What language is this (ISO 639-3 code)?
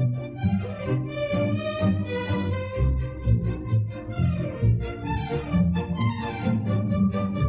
fas